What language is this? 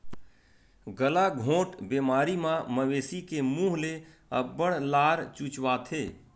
Chhattisgarhi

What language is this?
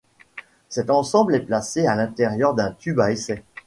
French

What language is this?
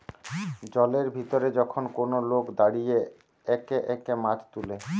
Bangla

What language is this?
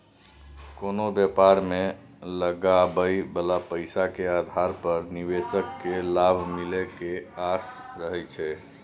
Maithili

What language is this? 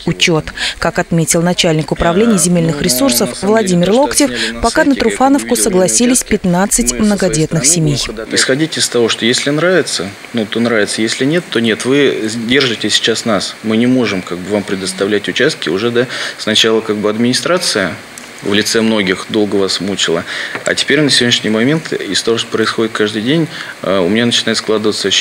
Russian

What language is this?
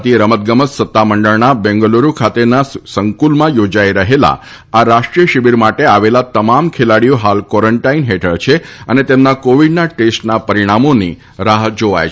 Gujarati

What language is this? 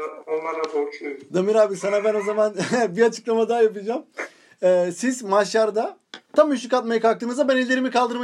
Turkish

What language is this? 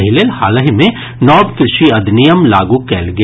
Maithili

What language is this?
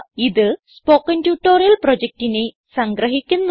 Malayalam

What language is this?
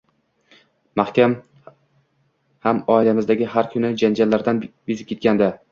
Uzbek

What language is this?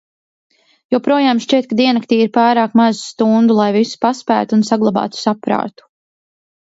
Latvian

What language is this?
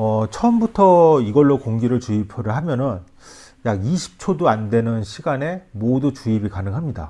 Korean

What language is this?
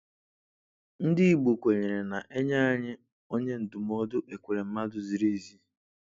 Igbo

